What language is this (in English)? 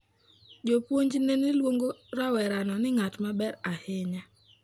Luo (Kenya and Tanzania)